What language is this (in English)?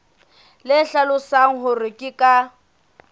Southern Sotho